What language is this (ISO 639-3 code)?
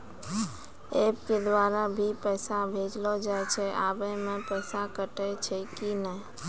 mai